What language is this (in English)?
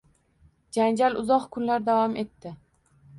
Uzbek